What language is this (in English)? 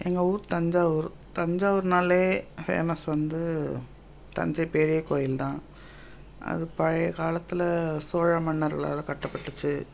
Tamil